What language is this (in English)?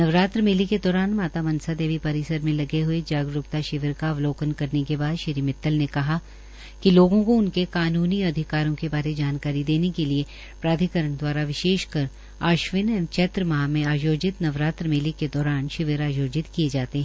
Hindi